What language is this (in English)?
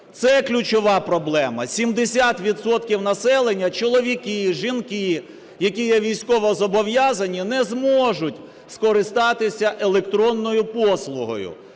Ukrainian